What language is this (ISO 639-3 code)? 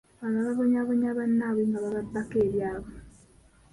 lug